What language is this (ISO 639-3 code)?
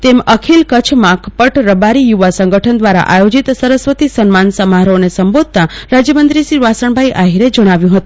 guj